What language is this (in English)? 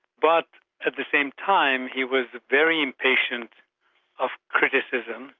English